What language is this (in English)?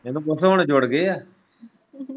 Punjabi